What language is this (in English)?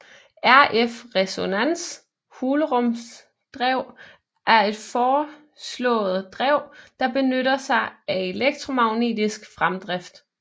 Danish